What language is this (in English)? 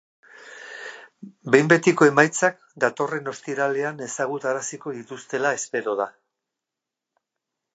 Basque